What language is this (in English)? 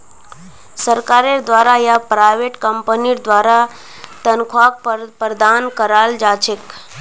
Magahi